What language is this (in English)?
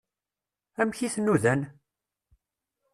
Kabyle